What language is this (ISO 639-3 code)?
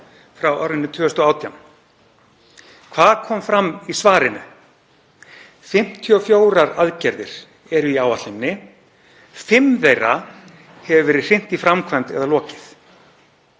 isl